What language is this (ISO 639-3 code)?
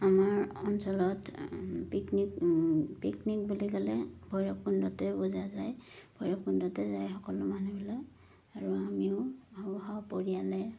asm